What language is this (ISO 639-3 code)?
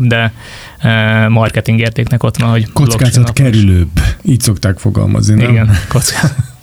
hun